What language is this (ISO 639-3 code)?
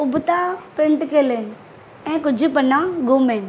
snd